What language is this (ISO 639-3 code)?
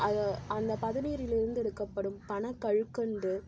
tam